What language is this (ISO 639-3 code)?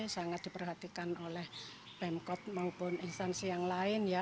ind